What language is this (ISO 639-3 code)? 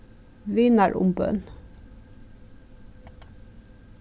fao